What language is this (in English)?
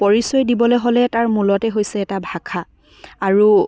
Assamese